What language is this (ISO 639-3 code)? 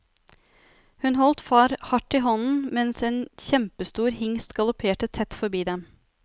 nor